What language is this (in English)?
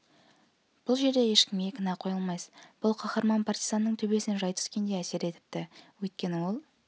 Kazakh